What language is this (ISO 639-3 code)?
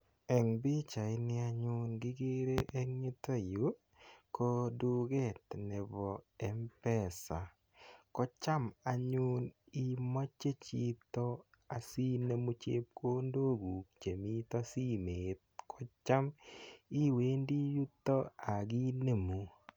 kln